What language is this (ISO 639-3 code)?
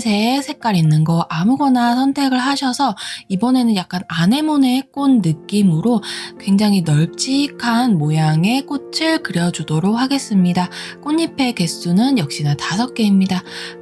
kor